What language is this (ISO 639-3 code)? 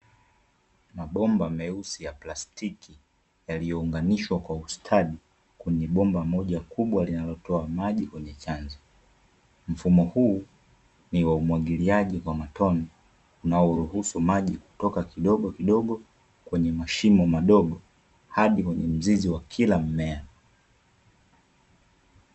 swa